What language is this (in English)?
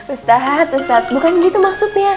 Indonesian